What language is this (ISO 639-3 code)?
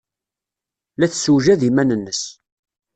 kab